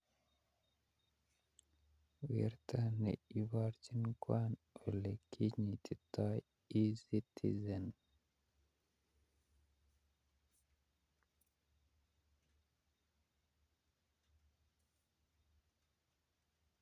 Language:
Kalenjin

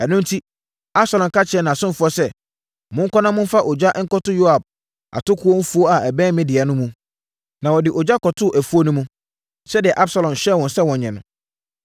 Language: Akan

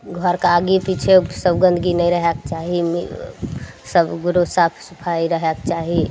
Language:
Maithili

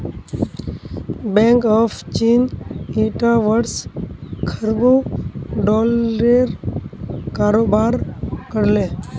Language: Magahi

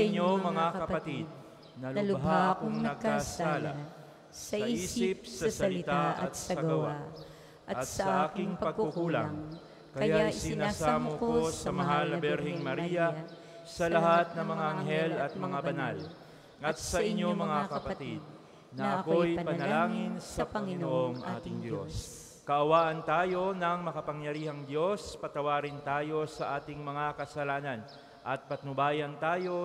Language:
Filipino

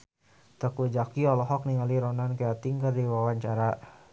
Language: Sundanese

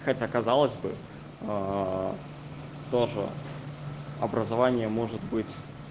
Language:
Russian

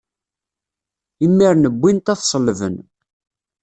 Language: Kabyle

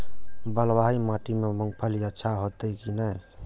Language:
Maithili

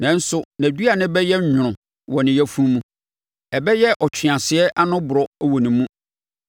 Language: Akan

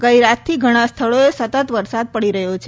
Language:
Gujarati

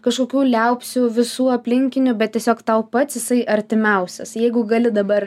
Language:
Lithuanian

